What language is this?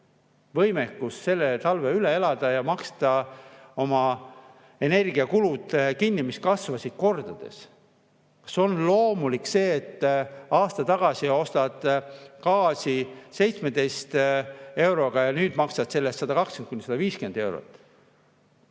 Estonian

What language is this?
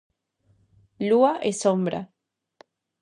Galician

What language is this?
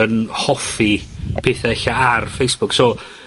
Welsh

